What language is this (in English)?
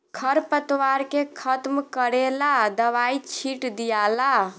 Bhojpuri